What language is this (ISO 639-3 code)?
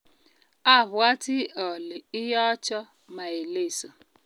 kln